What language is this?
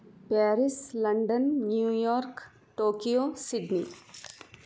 Sanskrit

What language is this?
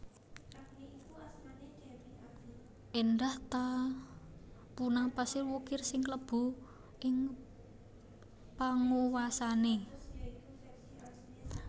Javanese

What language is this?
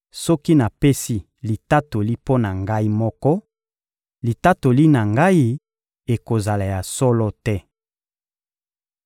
Lingala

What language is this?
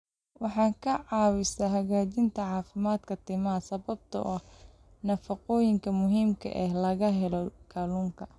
Somali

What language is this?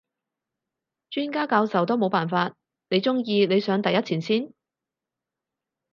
Cantonese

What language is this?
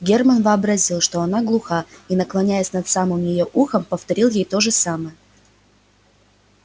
Russian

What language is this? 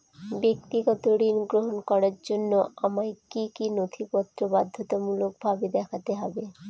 Bangla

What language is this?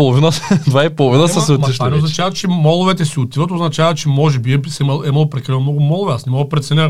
Bulgarian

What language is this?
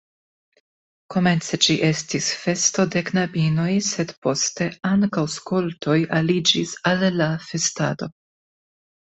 Esperanto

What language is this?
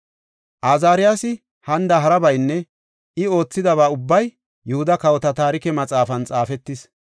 Gofa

